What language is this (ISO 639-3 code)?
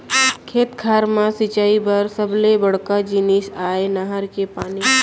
hne